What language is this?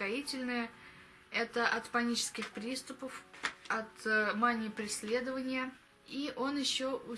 Russian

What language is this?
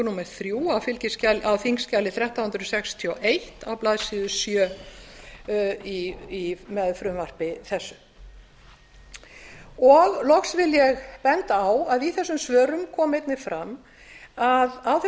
Icelandic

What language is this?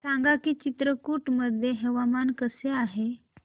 Marathi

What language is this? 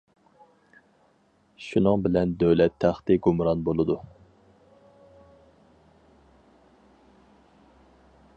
Uyghur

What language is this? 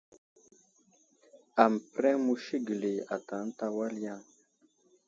Wuzlam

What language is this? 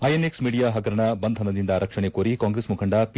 Kannada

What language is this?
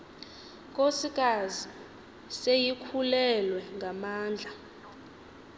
Xhosa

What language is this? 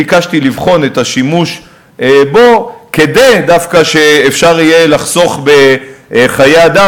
Hebrew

